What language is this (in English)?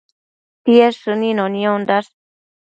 Matsés